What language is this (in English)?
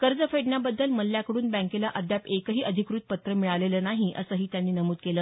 Marathi